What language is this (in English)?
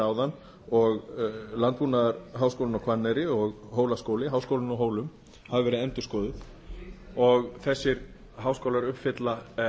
Icelandic